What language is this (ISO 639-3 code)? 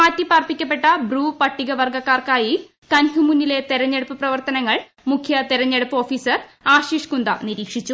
mal